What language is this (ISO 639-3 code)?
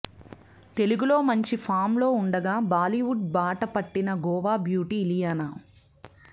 tel